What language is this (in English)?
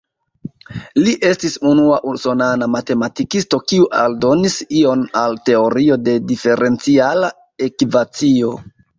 Esperanto